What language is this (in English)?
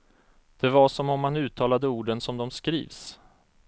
Swedish